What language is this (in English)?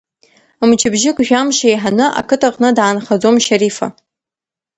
Abkhazian